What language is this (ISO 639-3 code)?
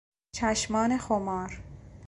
fas